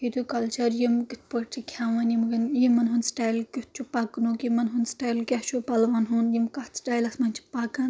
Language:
Kashmiri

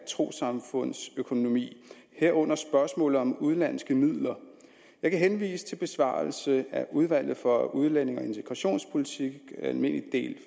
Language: Danish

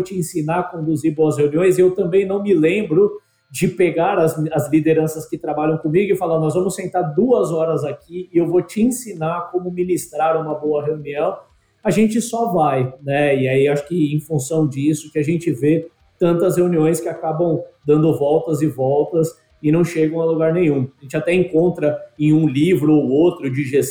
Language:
Portuguese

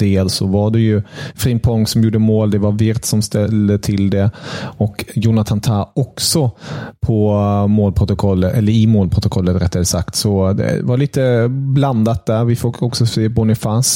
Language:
Swedish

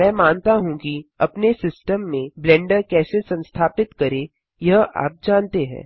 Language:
Hindi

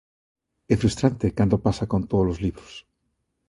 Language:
Galician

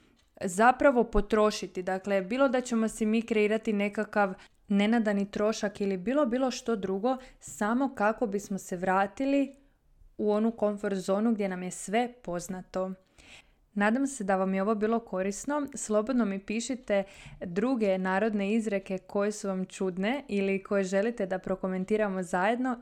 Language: Croatian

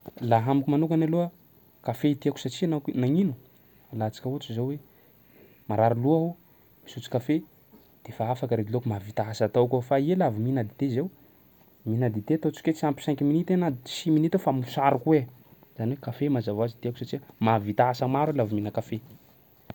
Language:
Sakalava Malagasy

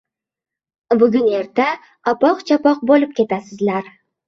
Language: Uzbek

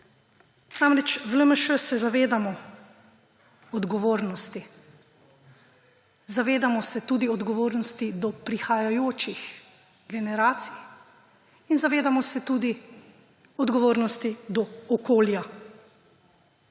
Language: Slovenian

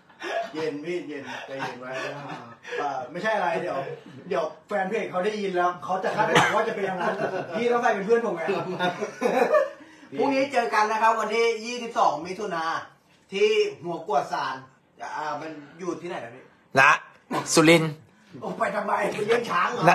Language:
Thai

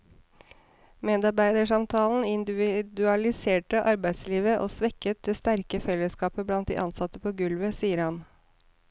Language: Norwegian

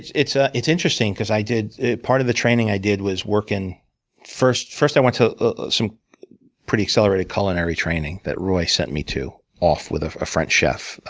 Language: English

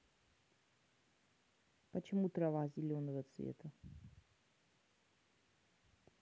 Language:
Russian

